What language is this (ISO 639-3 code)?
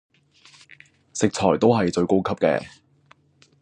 yue